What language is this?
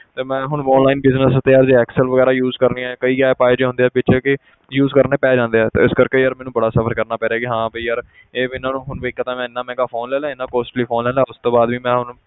Punjabi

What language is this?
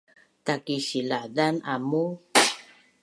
Bunun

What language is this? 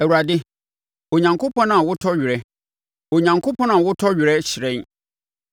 Akan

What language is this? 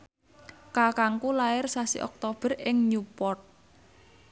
Javanese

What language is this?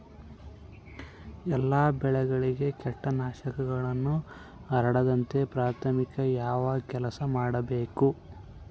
Kannada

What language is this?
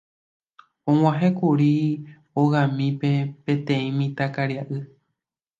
Guarani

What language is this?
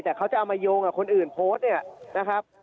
Thai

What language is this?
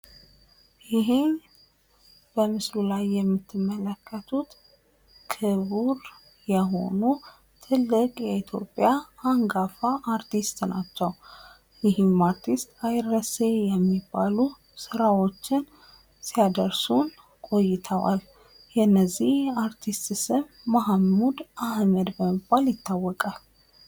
Amharic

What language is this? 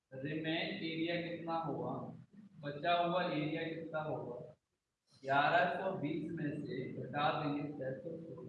Hindi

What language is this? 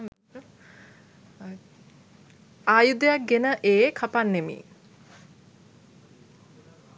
Sinhala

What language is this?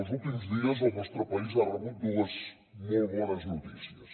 Catalan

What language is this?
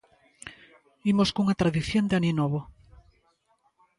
Galician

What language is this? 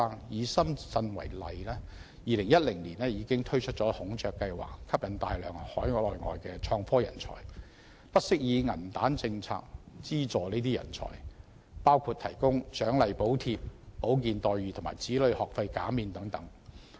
Cantonese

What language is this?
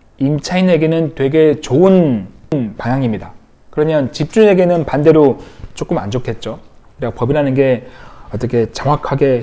Korean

